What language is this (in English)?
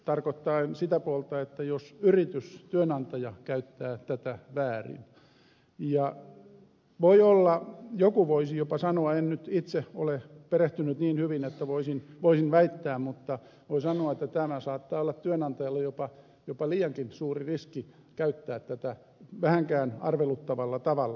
Finnish